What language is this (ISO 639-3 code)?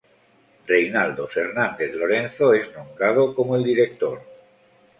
spa